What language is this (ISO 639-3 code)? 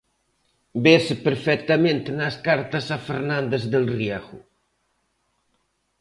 glg